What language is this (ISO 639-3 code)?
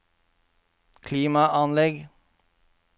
nor